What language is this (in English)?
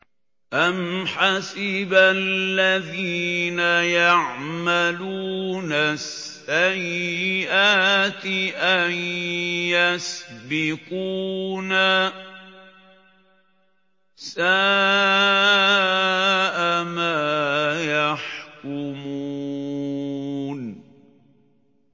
Arabic